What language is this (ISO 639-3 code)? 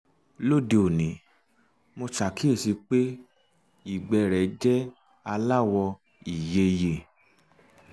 yor